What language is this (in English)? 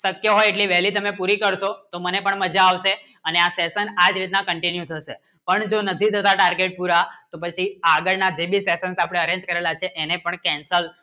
Gujarati